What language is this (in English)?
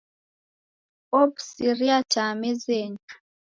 Taita